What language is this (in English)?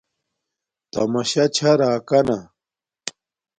Domaaki